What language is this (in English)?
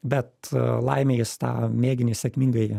Lithuanian